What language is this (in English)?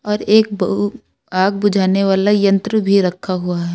Hindi